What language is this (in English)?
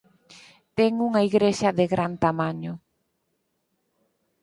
Galician